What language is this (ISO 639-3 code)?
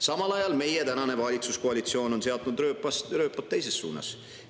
est